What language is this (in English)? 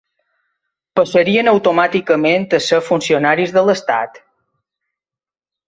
Catalan